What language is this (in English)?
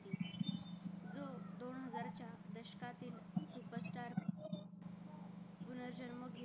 Marathi